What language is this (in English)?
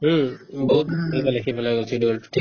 Assamese